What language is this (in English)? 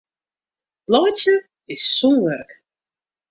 Western Frisian